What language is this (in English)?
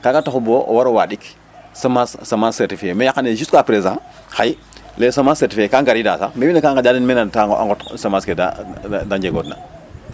Serer